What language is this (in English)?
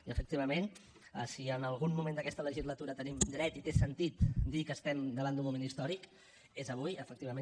Catalan